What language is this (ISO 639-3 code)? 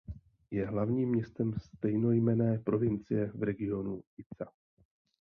ces